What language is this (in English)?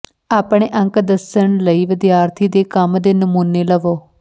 Punjabi